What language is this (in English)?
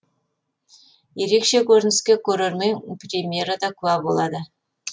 Kazakh